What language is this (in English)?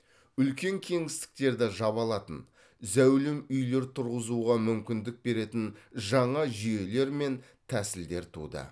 Kazakh